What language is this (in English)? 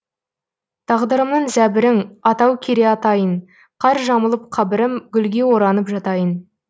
Kazakh